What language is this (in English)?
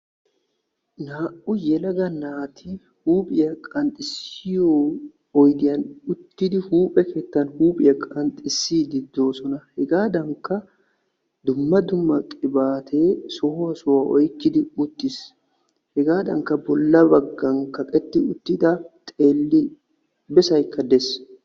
Wolaytta